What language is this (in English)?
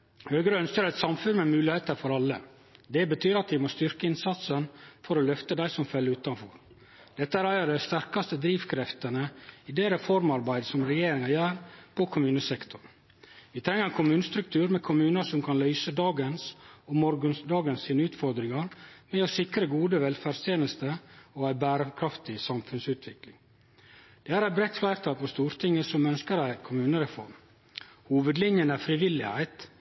Norwegian Nynorsk